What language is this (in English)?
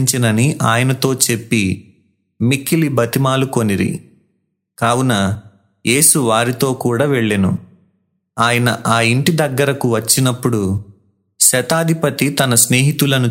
Telugu